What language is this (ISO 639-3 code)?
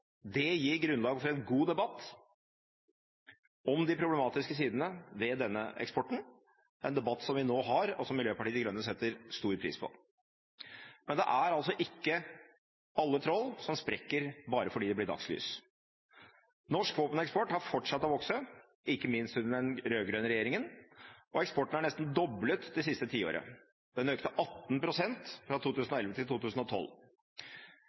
nob